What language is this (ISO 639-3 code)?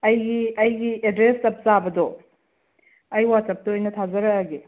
mni